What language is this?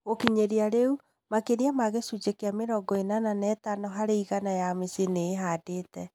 Kikuyu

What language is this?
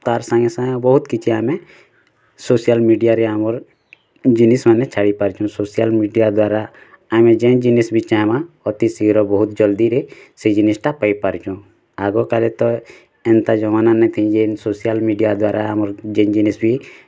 Odia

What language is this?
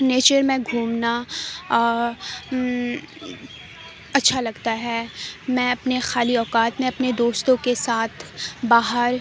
Urdu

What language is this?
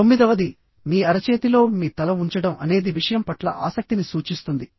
Telugu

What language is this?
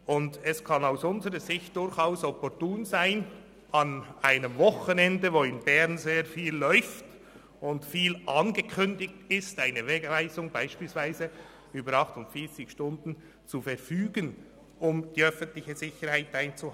Swiss German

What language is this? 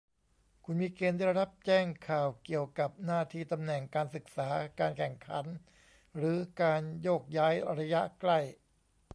Thai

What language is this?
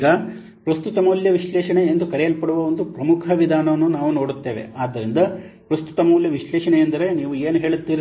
Kannada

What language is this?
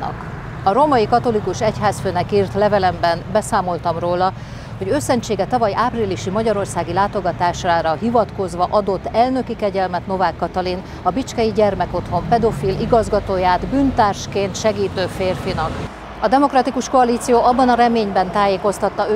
Hungarian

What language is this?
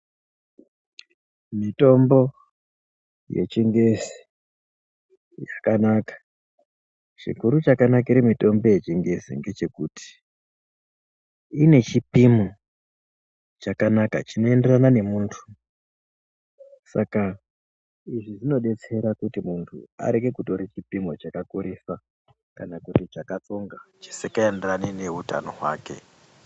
Ndau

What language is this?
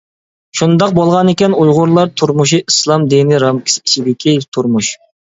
Uyghur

